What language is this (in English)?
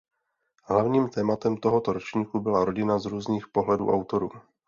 Czech